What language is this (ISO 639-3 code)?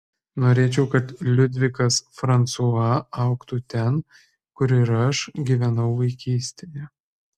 lit